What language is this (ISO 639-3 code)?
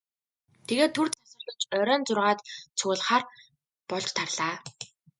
mon